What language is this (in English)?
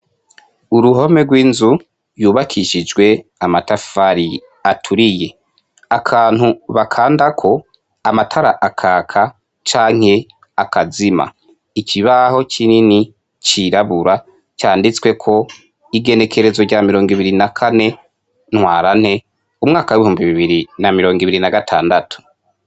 Rundi